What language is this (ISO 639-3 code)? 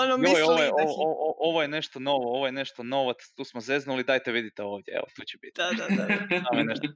hrv